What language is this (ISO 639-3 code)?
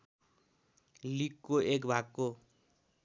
nep